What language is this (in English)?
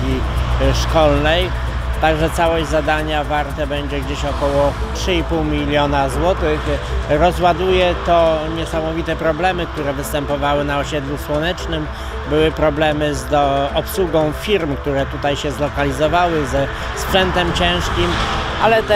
Polish